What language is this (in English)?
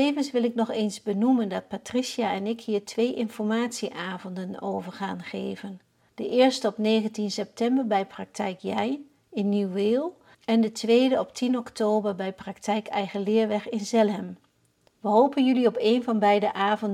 Dutch